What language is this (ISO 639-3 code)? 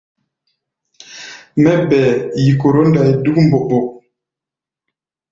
gba